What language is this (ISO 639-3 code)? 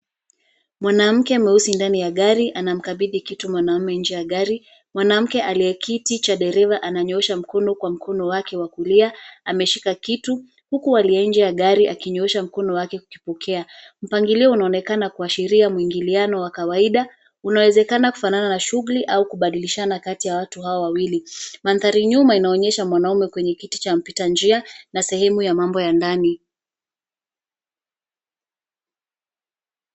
swa